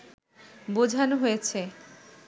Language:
Bangla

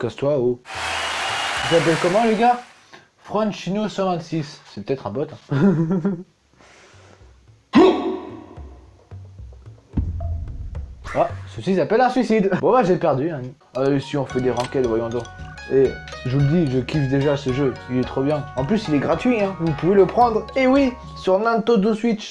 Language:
French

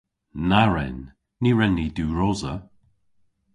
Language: Cornish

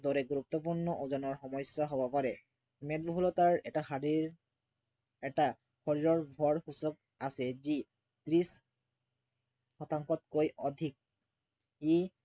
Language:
Assamese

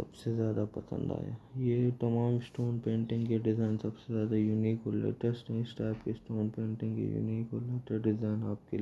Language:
Romanian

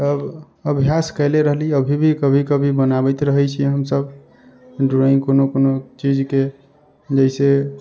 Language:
Maithili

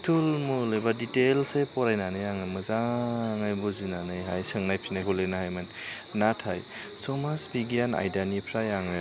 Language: Bodo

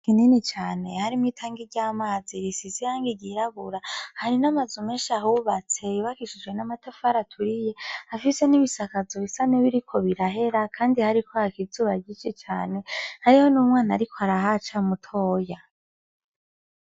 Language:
Rundi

